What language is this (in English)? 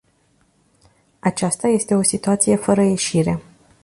Romanian